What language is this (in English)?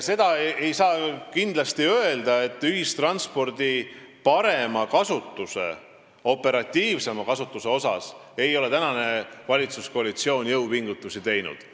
Estonian